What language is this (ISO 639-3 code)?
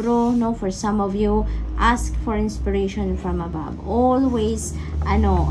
fil